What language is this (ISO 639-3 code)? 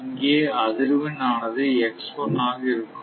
tam